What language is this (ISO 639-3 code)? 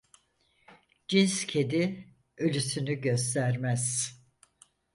tur